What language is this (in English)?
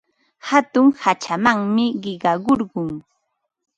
Ambo-Pasco Quechua